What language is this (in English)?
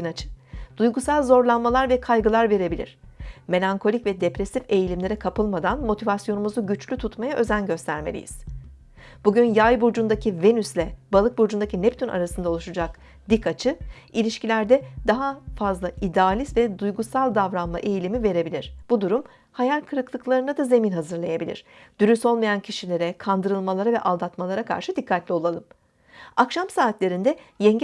Turkish